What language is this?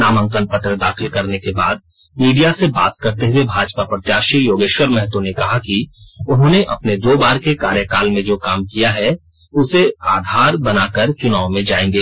Hindi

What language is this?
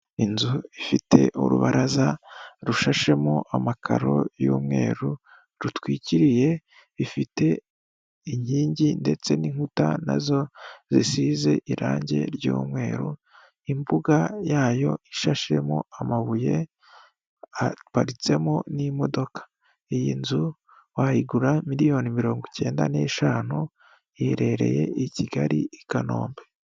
Kinyarwanda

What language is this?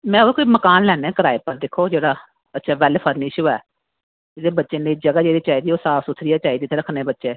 Dogri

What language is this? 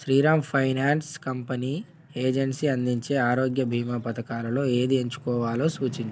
Telugu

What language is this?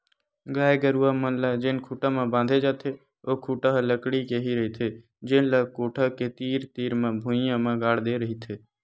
Chhattisgarhi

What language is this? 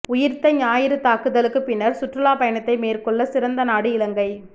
Tamil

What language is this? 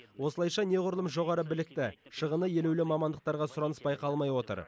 Kazakh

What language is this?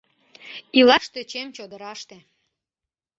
Mari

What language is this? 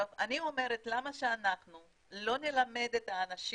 Hebrew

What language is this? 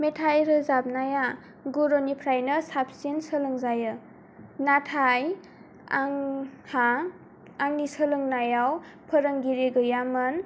Bodo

